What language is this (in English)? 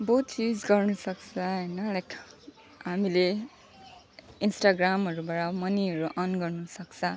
Nepali